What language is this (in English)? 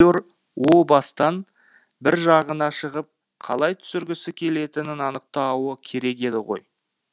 Kazakh